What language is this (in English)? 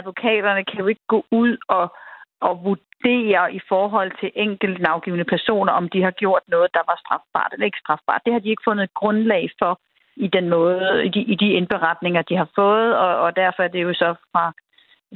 Danish